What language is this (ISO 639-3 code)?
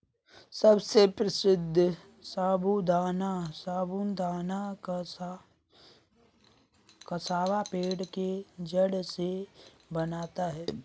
hin